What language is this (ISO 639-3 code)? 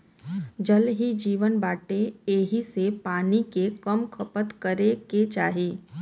bho